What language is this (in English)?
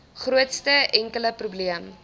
Afrikaans